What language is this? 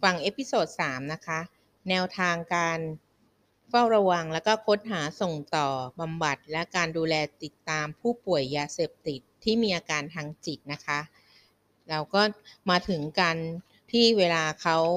Thai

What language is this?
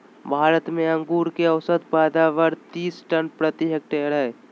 Magahi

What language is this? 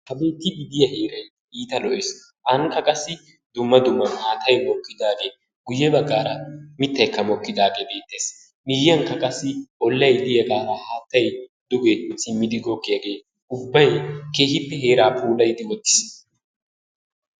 Wolaytta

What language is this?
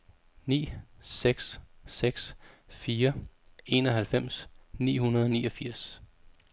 Danish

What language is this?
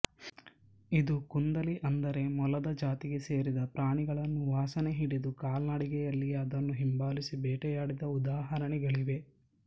Kannada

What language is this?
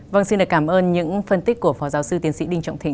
Vietnamese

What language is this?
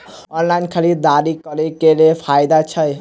Maithili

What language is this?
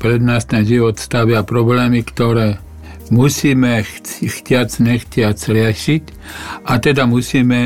Slovak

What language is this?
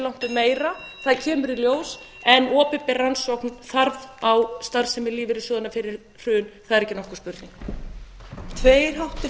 Icelandic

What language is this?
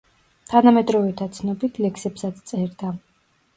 Georgian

